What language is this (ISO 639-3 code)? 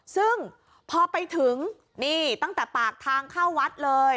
tha